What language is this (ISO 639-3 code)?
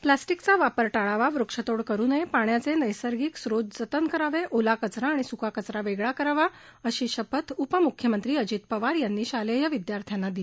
mar